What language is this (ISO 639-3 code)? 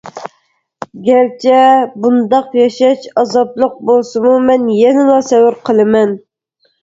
uig